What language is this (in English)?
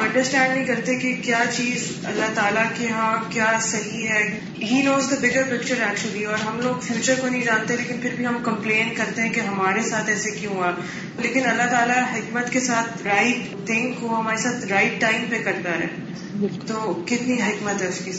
Urdu